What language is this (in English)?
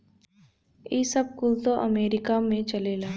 Bhojpuri